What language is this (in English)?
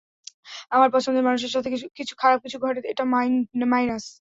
Bangla